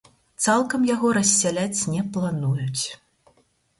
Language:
Belarusian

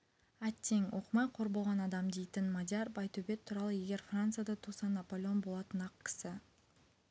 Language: Kazakh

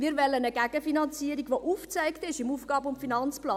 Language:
Swiss German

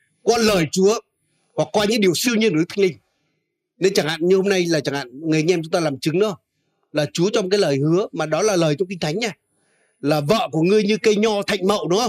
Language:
Vietnamese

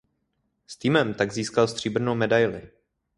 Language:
Czech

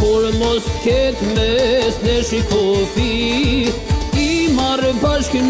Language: Turkish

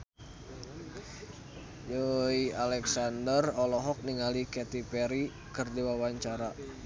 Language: Sundanese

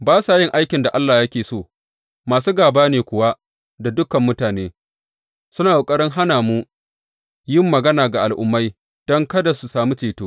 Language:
Hausa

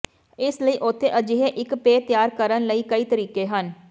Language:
Punjabi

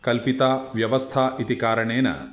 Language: Sanskrit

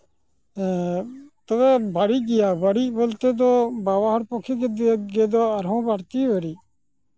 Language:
Santali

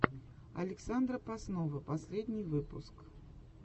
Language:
Russian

